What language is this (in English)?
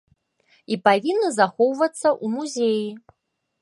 Belarusian